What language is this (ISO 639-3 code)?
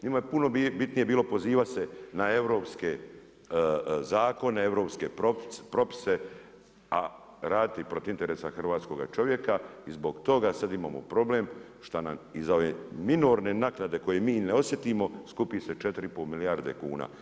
hrv